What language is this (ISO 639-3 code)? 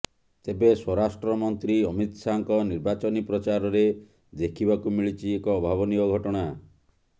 ori